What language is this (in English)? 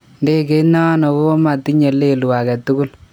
Kalenjin